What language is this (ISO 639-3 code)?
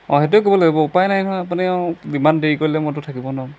asm